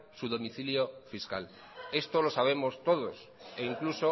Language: Spanish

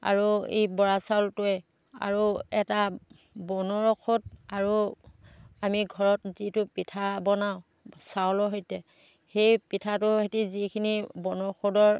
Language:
Assamese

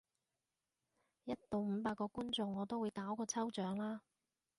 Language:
Cantonese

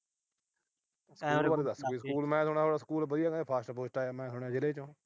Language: Punjabi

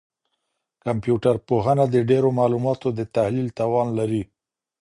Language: Pashto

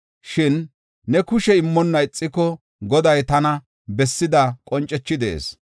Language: Gofa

